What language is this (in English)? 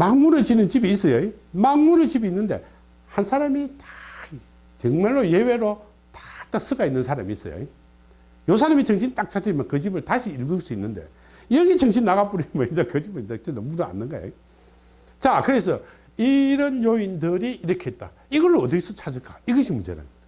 Korean